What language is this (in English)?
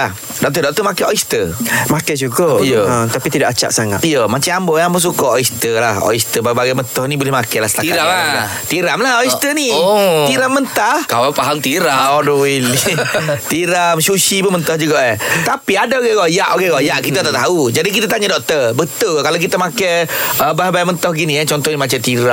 Malay